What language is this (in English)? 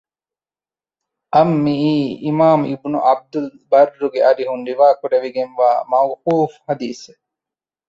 Divehi